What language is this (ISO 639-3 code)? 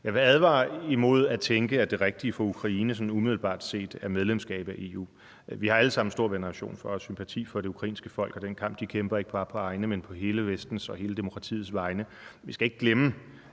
dan